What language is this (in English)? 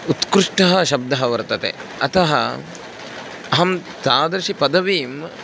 Sanskrit